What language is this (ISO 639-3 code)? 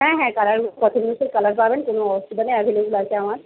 ben